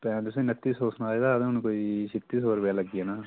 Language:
Dogri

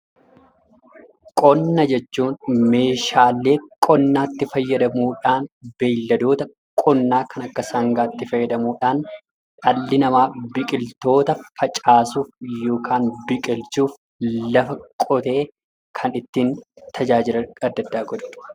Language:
Oromo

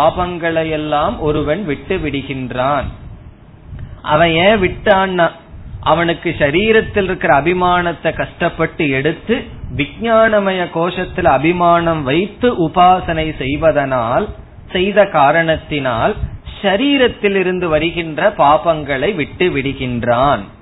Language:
Tamil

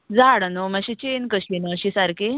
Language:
Konkani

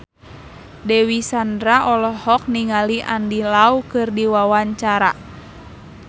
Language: Sundanese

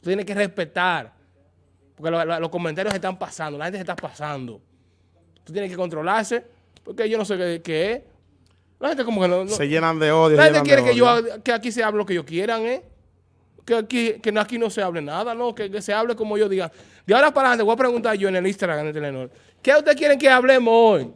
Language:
Spanish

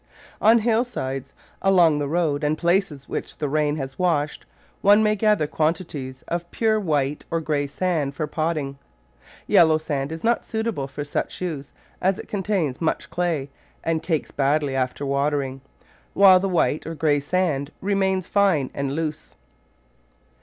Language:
English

